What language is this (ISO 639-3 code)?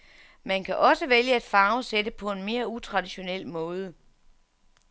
dan